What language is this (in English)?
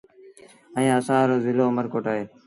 Sindhi Bhil